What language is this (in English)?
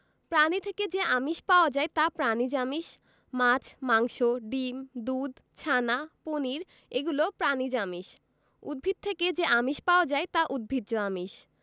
Bangla